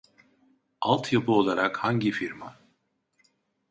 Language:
Turkish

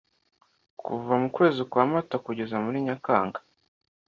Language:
Kinyarwanda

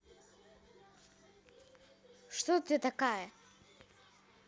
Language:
Russian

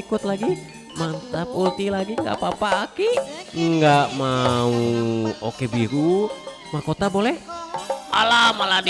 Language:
Indonesian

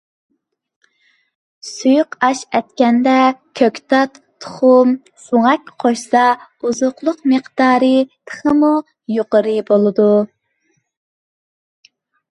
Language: Uyghur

